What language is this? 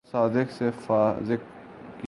Urdu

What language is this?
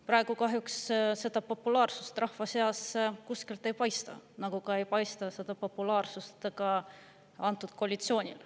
Estonian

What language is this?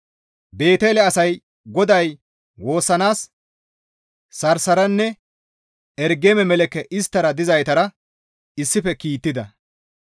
Gamo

